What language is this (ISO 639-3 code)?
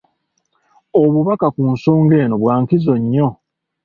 lug